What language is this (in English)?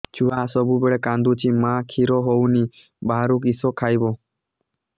Odia